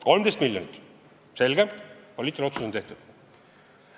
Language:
Estonian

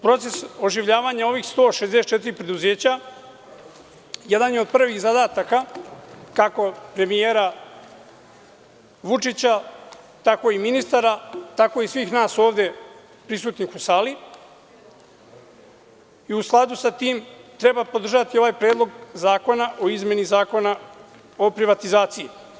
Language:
Serbian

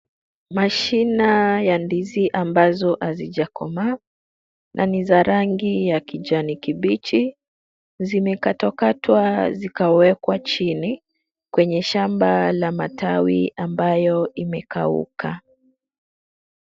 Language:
Swahili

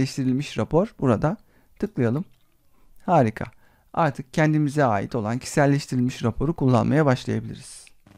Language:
Turkish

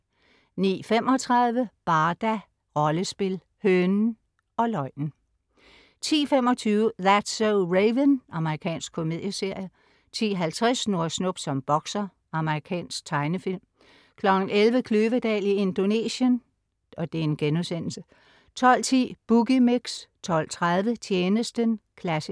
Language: Danish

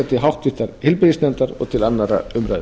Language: Icelandic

